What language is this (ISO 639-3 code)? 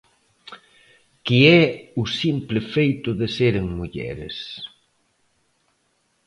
glg